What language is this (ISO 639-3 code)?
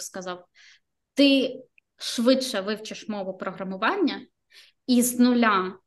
ukr